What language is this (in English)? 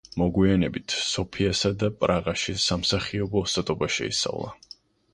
Georgian